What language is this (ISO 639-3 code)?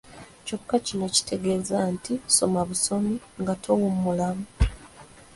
lug